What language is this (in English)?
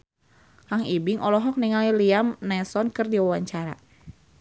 Sundanese